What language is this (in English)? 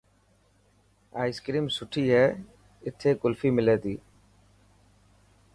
Dhatki